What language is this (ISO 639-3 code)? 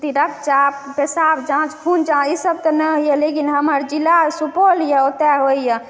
mai